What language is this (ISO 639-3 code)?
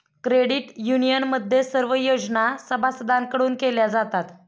mar